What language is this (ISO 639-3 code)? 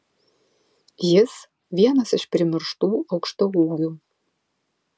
lit